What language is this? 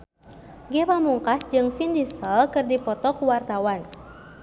Sundanese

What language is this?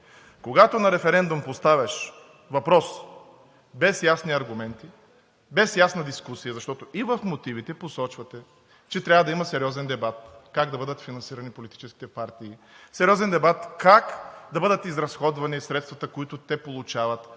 Bulgarian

